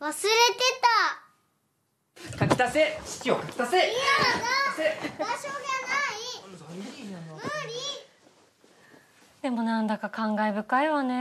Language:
Japanese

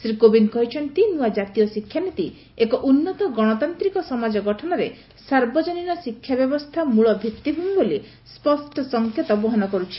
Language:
Odia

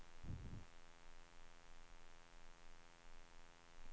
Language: Swedish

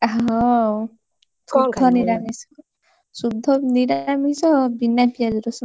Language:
Odia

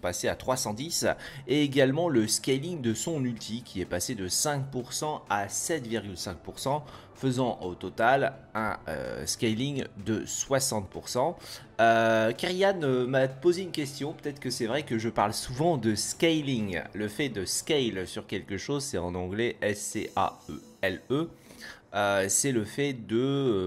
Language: French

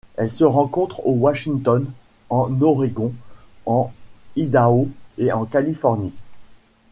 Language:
French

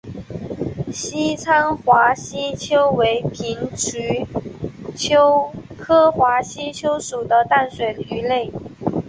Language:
Chinese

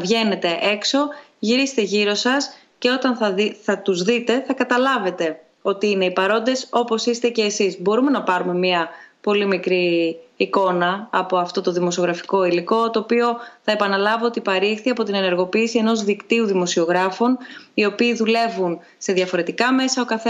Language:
Greek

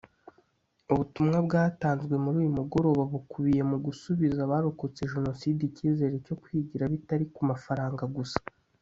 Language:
Kinyarwanda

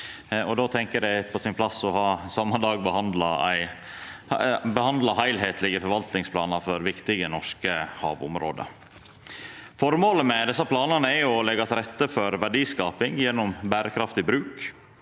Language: Norwegian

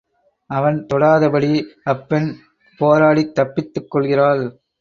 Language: Tamil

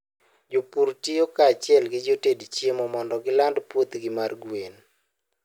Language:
Luo (Kenya and Tanzania)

